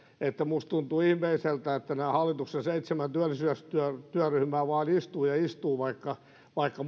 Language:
Finnish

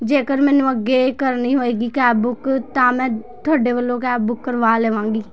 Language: Punjabi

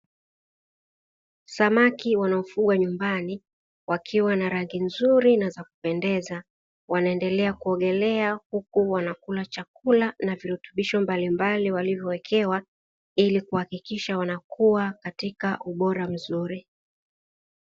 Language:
Swahili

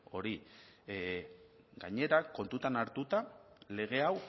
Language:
Basque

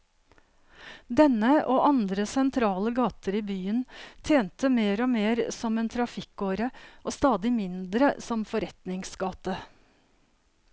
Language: Norwegian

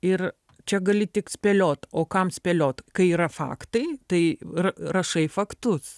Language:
Lithuanian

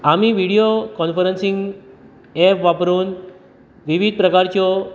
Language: Konkani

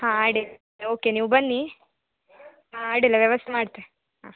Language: Kannada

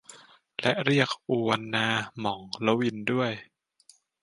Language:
Thai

